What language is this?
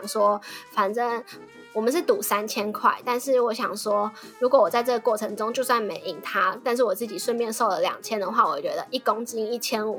Chinese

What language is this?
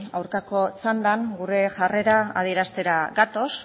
Basque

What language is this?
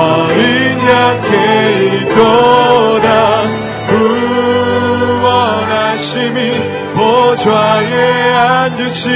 Korean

